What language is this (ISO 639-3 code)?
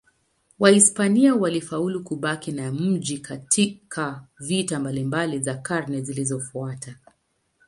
swa